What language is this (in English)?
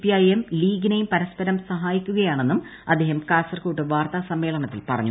Malayalam